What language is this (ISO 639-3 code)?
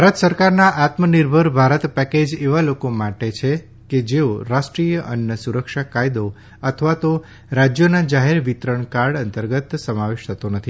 guj